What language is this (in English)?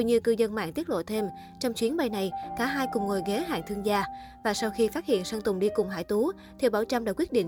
Vietnamese